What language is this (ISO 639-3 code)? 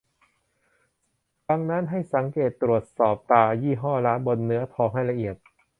tha